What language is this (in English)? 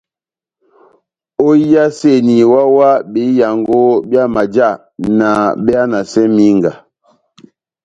Batanga